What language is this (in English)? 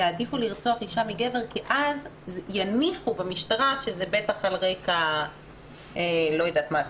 Hebrew